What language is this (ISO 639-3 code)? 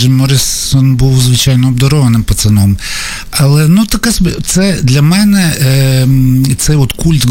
ukr